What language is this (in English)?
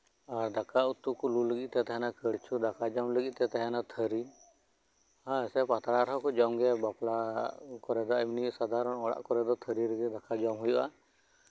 Santali